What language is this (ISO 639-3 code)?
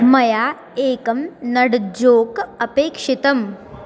san